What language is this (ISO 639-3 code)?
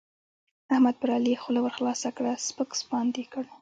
pus